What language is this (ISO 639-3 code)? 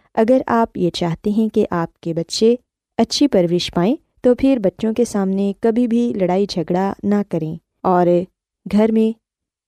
urd